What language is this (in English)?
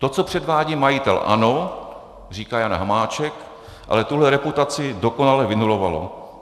Czech